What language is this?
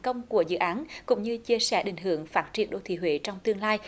Vietnamese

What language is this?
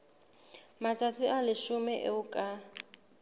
Southern Sotho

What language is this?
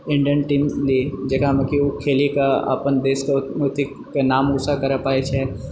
Maithili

